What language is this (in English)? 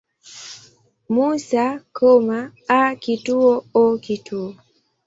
Swahili